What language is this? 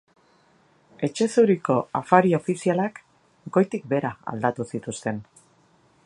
Basque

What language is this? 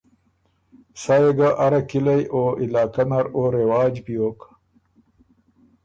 Ormuri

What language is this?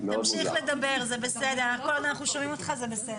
Hebrew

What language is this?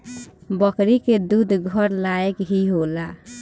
Bhojpuri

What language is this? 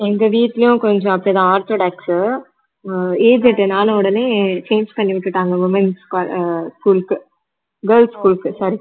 Tamil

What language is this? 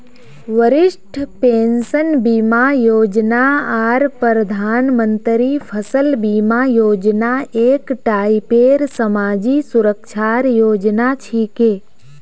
Magahi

